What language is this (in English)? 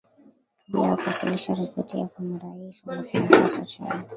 Swahili